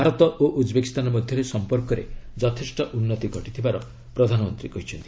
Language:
Odia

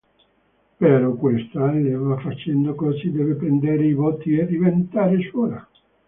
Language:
Italian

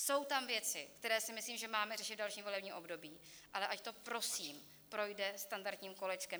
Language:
Czech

